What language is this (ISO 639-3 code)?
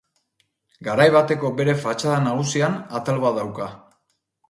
eus